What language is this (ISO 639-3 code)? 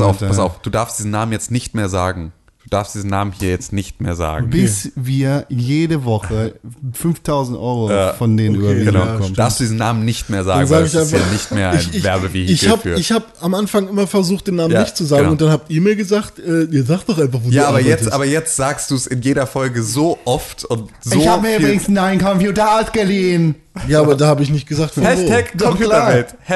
deu